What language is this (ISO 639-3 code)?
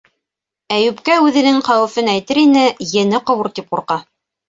bak